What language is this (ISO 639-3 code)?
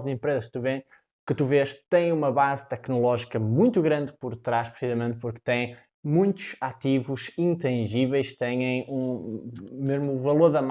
por